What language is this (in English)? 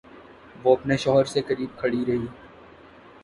Urdu